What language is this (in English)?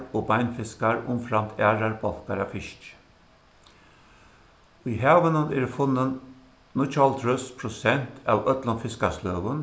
Faroese